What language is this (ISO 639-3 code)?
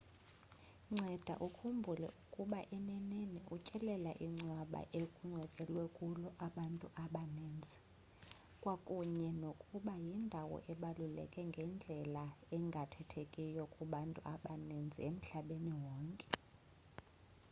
xho